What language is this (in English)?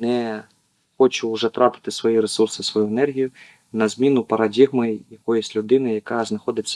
Ukrainian